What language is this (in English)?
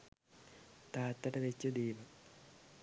Sinhala